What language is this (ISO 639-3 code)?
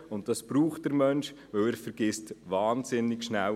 gsw